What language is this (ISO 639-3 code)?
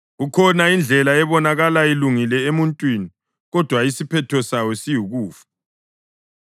nde